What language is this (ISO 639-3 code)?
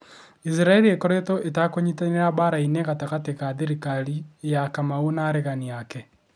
kik